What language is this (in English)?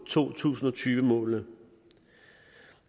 Danish